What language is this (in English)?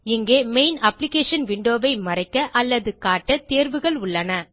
Tamil